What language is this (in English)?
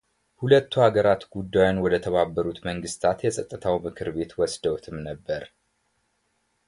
Amharic